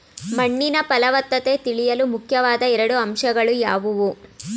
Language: Kannada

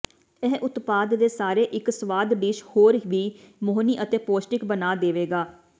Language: Punjabi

